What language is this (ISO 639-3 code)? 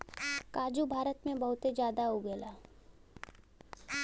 bho